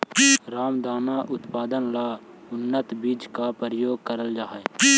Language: Magahi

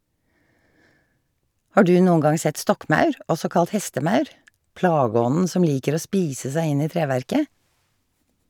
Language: Norwegian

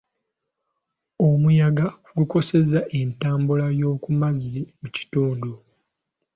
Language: Ganda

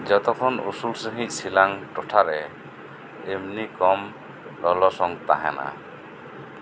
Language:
Santali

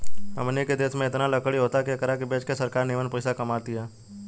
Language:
Bhojpuri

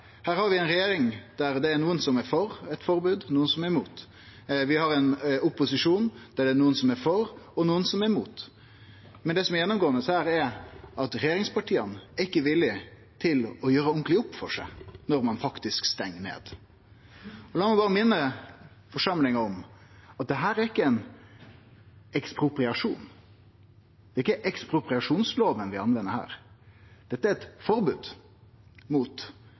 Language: Norwegian Nynorsk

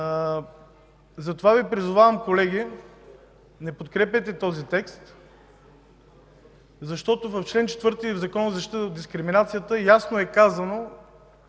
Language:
Bulgarian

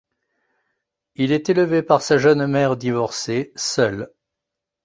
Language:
French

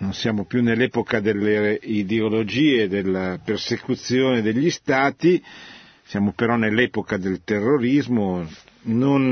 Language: Italian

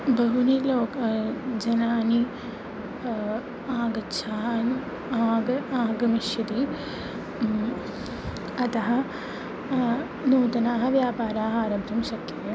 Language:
Sanskrit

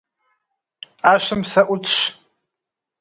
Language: Kabardian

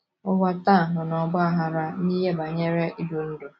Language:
Igbo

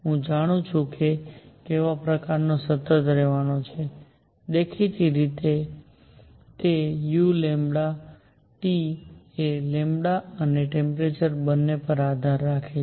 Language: Gujarati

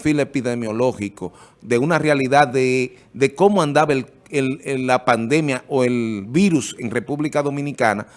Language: Spanish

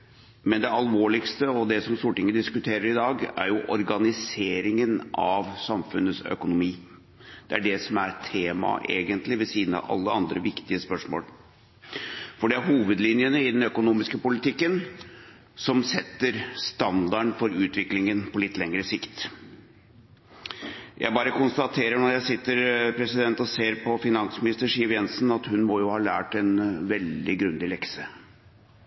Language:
Norwegian Bokmål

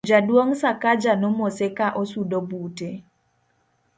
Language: Luo (Kenya and Tanzania)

